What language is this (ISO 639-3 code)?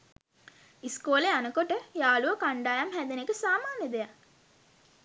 sin